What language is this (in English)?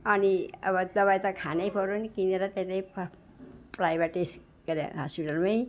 Nepali